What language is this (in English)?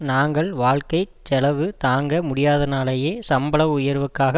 Tamil